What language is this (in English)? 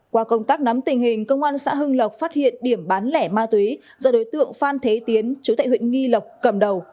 Vietnamese